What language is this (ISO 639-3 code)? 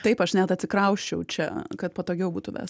lit